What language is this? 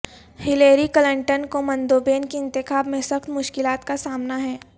Urdu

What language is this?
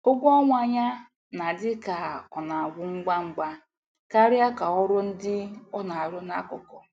Igbo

